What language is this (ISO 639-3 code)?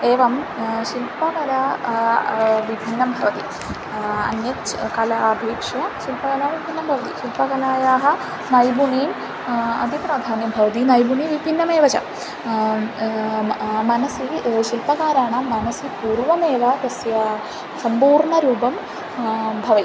san